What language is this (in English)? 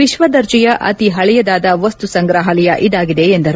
Kannada